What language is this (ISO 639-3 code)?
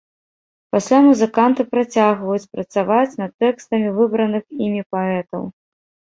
bel